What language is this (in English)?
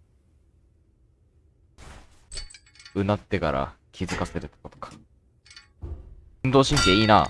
Japanese